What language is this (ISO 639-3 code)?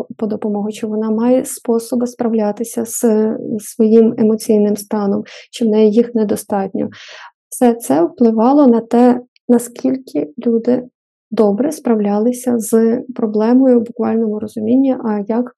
ukr